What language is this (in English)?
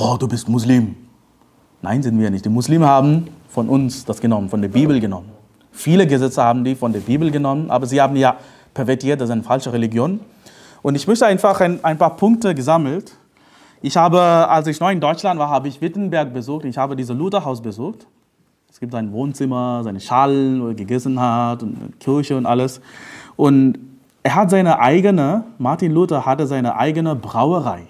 German